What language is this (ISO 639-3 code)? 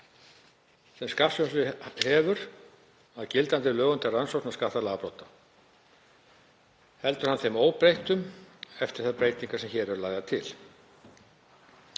isl